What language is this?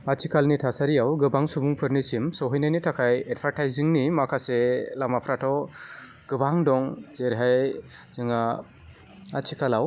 Bodo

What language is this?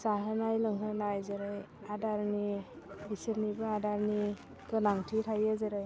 Bodo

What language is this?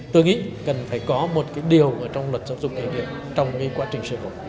Vietnamese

